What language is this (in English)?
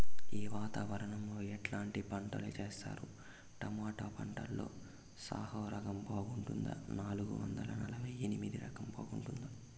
Telugu